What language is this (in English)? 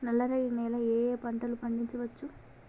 Telugu